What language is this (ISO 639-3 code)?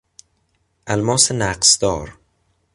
fas